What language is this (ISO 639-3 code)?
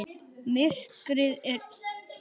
isl